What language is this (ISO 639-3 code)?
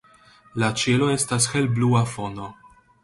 epo